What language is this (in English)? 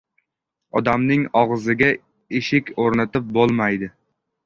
Uzbek